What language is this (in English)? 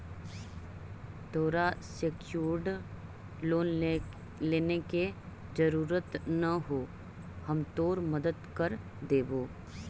Magahi